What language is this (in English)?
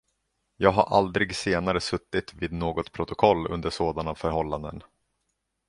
Swedish